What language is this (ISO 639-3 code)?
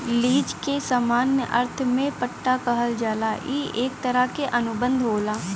bho